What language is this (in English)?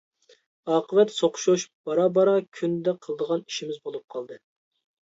Uyghur